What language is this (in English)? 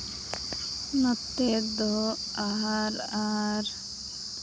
Santali